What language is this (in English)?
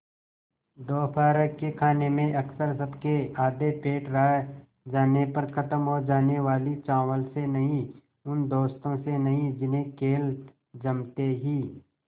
Hindi